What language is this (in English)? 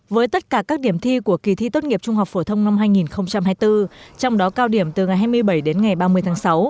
Vietnamese